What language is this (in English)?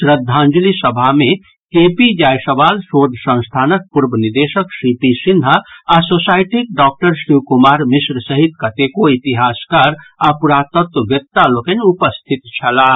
Maithili